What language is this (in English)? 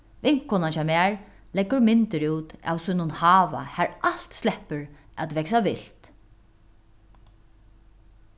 Faroese